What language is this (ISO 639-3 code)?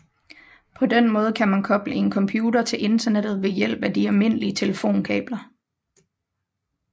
dan